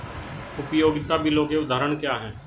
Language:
Hindi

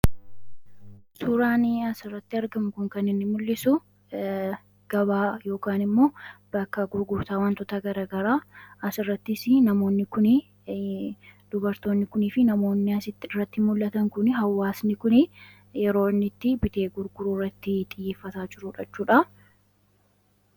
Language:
Oromo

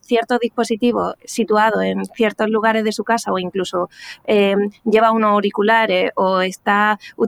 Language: Spanish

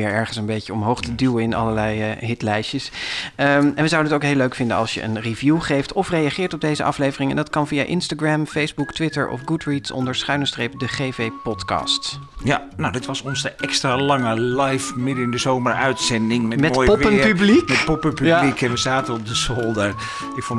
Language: Dutch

